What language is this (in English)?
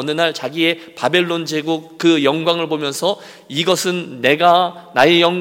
Korean